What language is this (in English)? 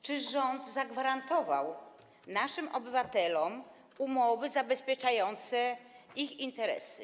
Polish